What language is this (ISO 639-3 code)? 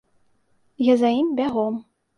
bel